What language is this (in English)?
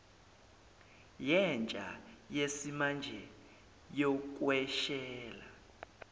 Zulu